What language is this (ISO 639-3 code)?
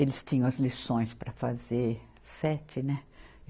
por